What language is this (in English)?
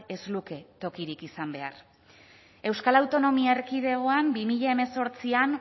Basque